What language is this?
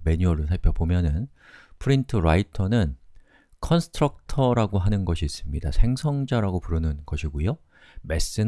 Korean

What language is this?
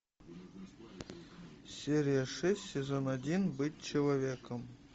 Russian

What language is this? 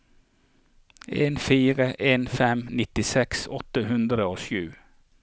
Norwegian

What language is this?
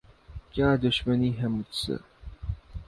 Urdu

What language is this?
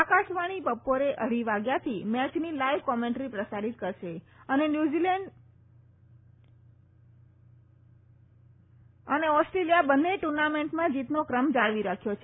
Gujarati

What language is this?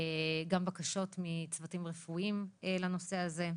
Hebrew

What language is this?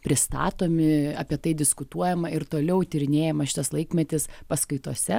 Lithuanian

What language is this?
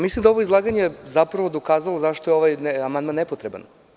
Serbian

